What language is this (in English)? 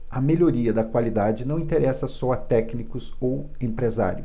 Portuguese